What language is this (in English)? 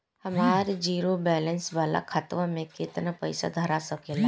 Bhojpuri